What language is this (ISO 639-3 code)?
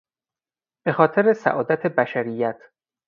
fas